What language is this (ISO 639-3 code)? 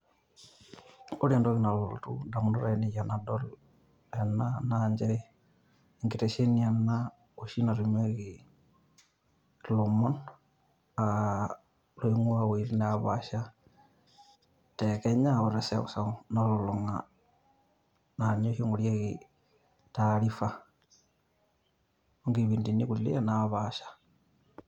mas